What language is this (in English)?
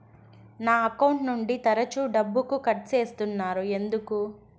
Telugu